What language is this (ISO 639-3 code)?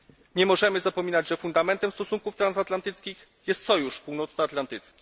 pol